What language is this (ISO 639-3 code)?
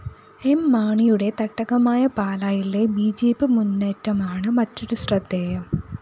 mal